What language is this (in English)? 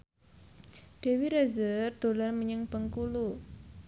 Javanese